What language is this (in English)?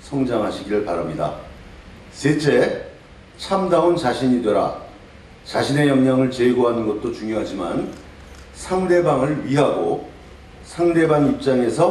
Korean